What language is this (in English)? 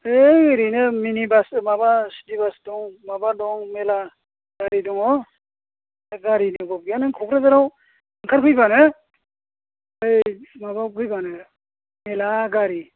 Bodo